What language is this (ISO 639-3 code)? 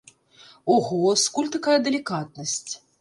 bel